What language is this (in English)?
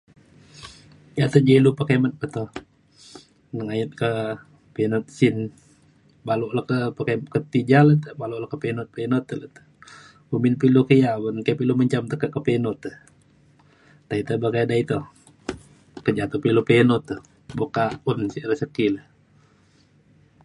Mainstream Kenyah